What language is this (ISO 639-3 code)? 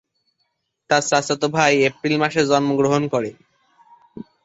ben